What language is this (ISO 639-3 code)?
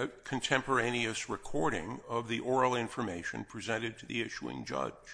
eng